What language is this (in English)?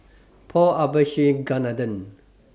English